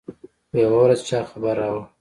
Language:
Pashto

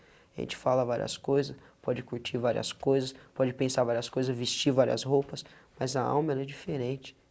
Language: Portuguese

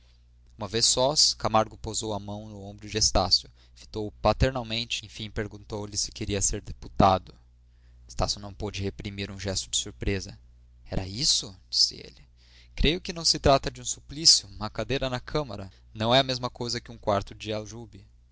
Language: Portuguese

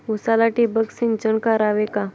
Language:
Marathi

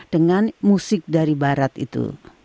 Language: Indonesian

